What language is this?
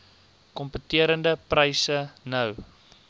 Afrikaans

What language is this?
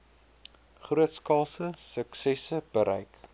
Afrikaans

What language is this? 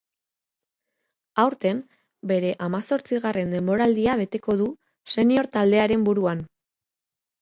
Basque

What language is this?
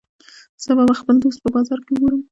Pashto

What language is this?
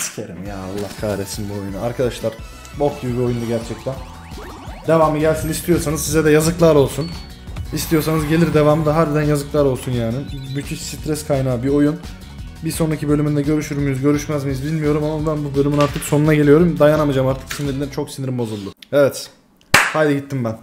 Turkish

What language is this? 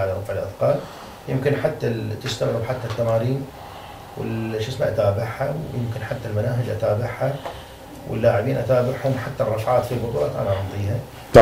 Arabic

